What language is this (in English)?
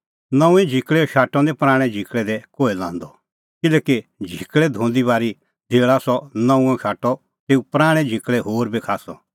Kullu Pahari